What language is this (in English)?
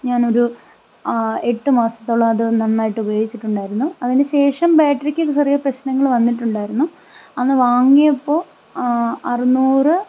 Malayalam